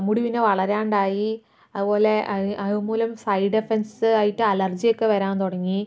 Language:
Malayalam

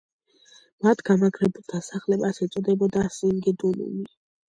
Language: Georgian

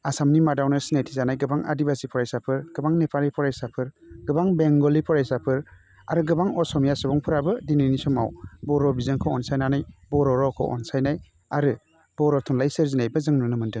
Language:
Bodo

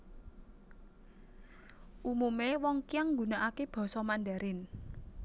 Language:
Javanese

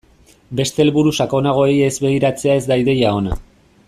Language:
Basque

